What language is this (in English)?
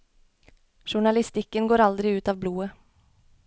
Norwegian